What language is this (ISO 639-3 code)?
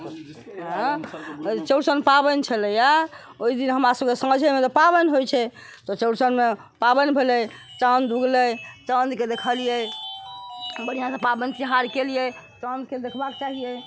mai